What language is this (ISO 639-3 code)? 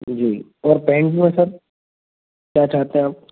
hin